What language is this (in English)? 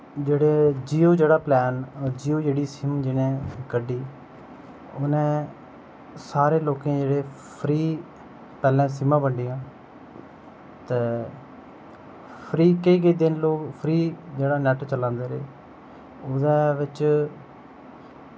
Dogri